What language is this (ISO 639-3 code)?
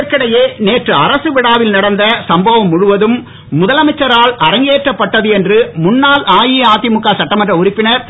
tam